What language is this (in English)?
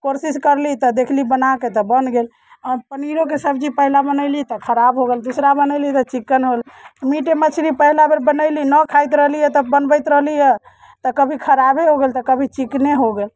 Maithili